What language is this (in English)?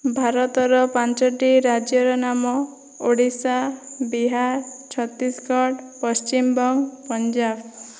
Odia